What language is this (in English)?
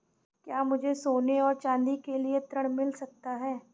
Hindi